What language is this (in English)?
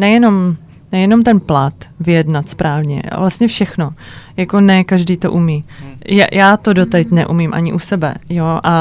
Czech